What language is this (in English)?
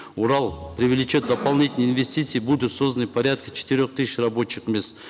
Kazakh